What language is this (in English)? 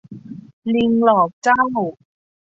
Thai